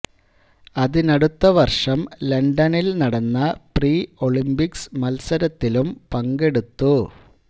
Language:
Malayalam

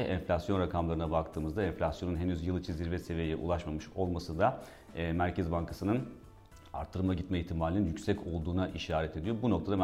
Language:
Turkish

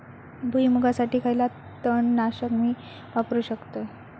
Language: Marathi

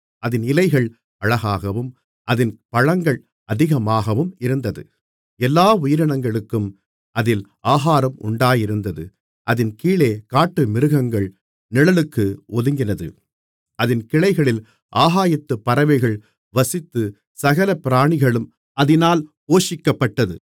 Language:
Tamil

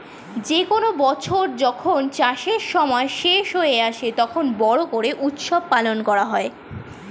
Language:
Bangla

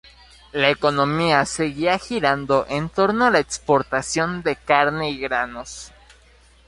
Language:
Spanish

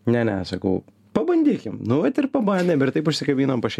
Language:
Lithuanian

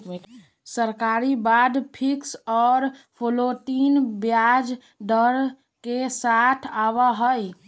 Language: Magahi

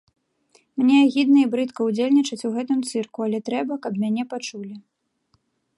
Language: Belarusian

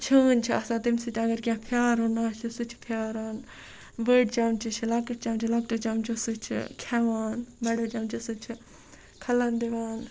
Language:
Kashmiri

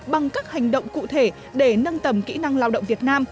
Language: Vietnamese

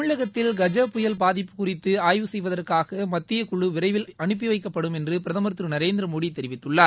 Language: Tamil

